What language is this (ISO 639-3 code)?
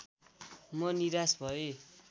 nep